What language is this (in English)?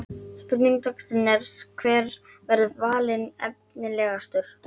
Icelandic